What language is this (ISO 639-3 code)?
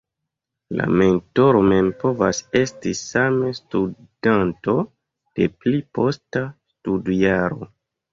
epo